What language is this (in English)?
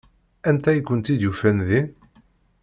Kabyle